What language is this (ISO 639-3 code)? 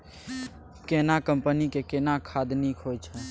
mai